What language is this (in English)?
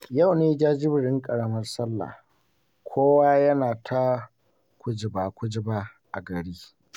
Hausa